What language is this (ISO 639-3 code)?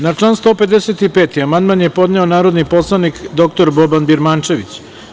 srp